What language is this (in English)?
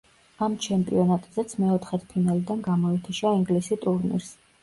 Georgian